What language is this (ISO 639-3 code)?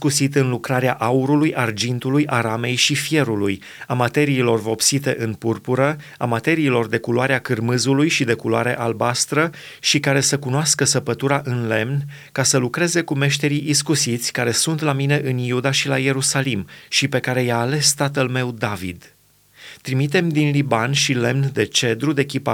ron